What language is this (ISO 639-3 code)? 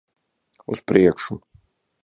lav